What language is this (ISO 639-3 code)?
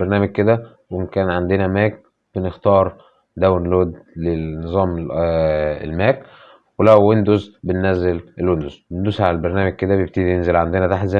ara